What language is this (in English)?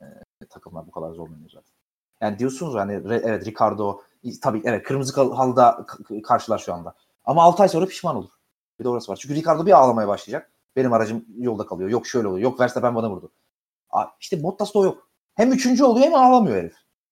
Turkish